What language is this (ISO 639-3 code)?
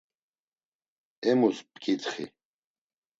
lzz